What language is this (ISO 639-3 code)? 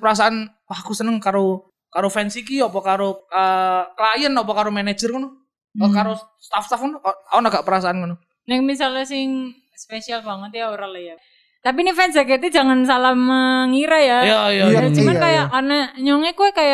ind